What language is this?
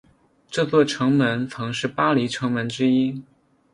Chinese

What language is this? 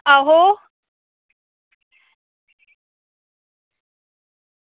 Dogri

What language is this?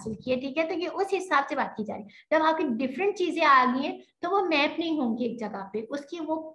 Hindi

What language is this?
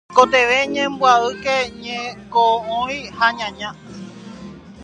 Guarani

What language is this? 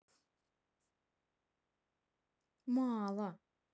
Russian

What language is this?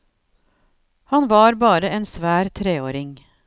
Norwegian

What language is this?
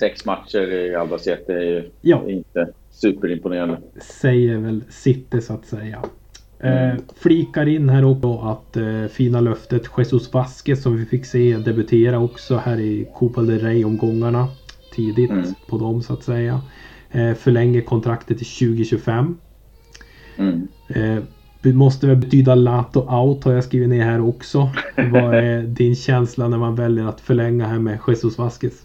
Swedish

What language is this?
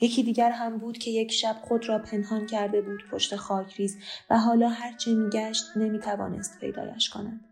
Persian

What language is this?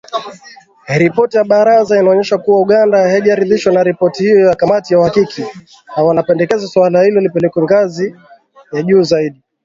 Swahili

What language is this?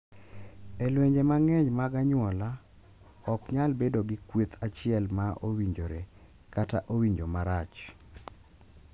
Luo (Kenya and Tanzania)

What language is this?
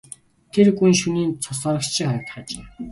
Mongolian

